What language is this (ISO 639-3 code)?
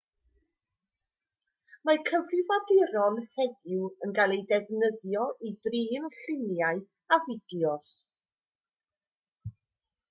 cym